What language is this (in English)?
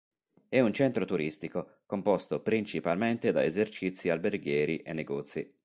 Italian